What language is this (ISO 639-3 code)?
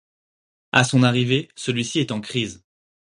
fra